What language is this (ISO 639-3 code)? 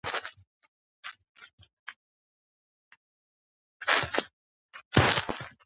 kat